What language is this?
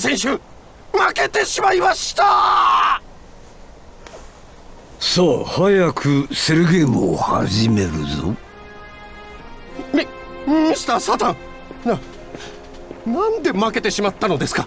Japanese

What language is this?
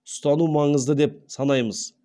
Kazakh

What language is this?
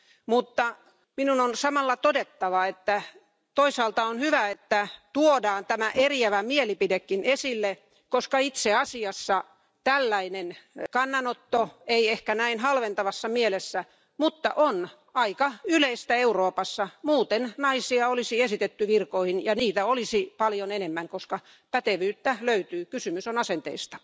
Finnish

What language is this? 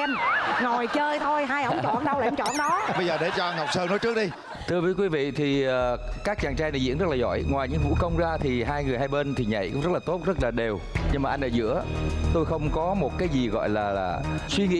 Vietnamese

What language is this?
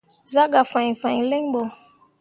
Mundang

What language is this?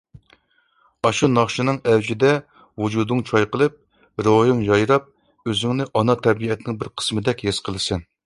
Uyghur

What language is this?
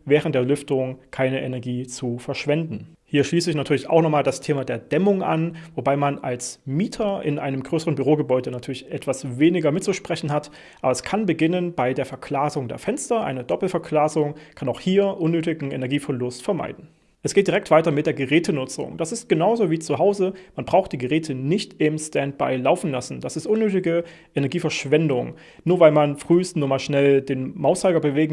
German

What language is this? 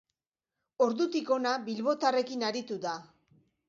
Basque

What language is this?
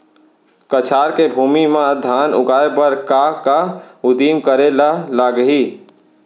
Chhattisgarhi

